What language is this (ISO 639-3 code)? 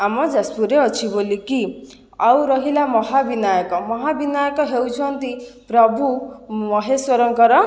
ori